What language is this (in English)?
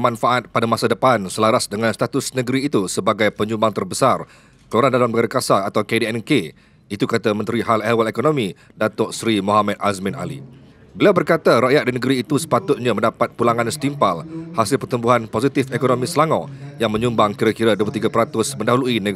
Malay